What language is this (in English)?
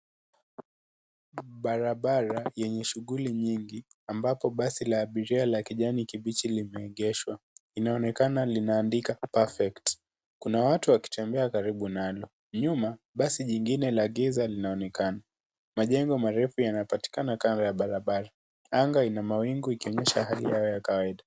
Swahili